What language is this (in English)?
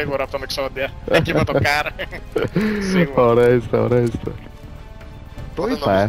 Greek